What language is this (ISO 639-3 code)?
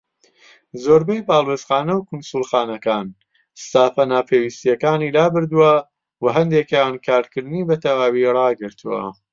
ckb